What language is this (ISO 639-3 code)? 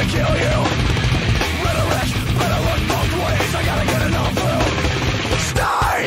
eng